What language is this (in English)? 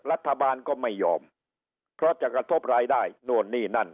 Thai